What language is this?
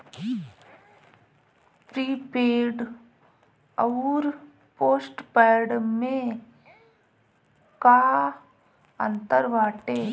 Bhojpuri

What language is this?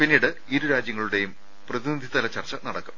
Malayalam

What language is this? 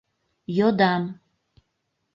Mari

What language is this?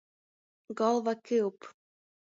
Latgalian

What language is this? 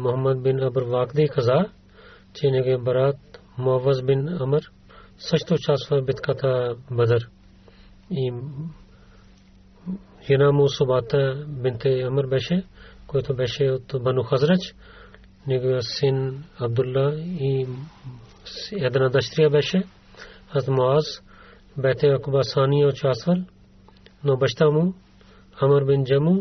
Bulgarian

